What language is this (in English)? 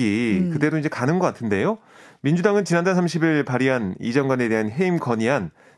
Korean